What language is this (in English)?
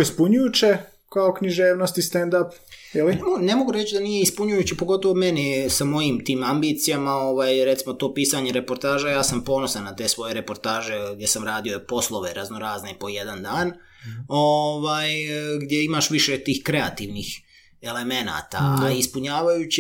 Croatian